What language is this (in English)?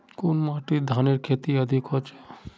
Magahi